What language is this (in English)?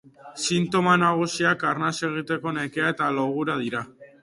Basque